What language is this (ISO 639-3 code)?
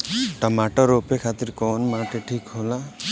bho